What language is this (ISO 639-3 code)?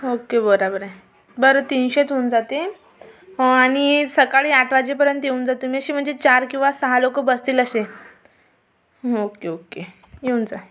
mar